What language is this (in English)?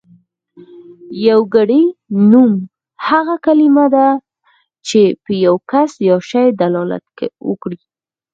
Pashto